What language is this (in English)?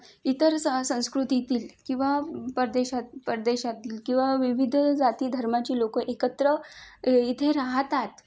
Marathi